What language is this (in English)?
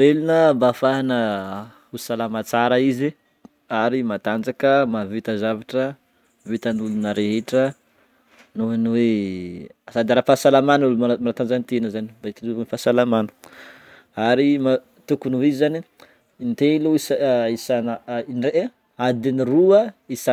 Northern Betsimisaraka Malagasy